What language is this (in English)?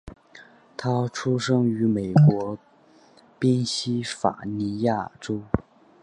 Chinese